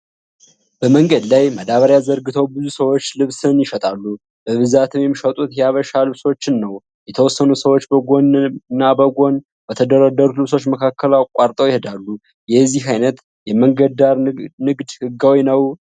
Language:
Amharic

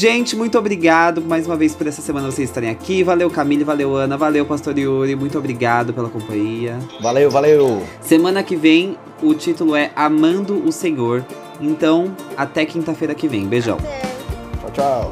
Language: Portuguese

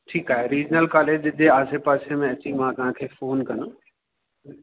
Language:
Sindhi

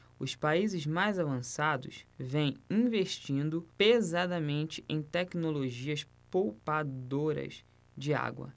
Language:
Portuguese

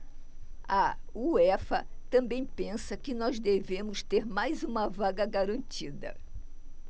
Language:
Portuguese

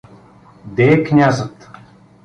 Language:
Bulgarian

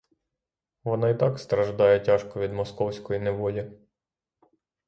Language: Ukrainian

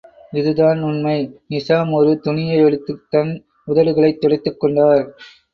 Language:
Tamil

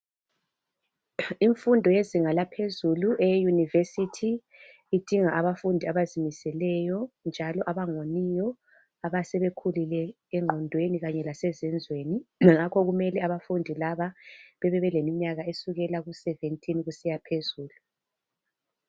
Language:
North Ndebele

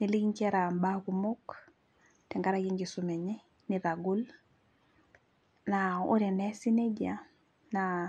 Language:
Masai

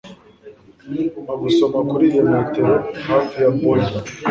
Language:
Kinyarwanda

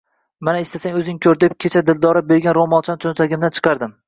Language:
Uzbek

